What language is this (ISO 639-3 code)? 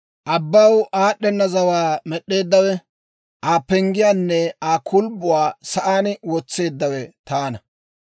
dwr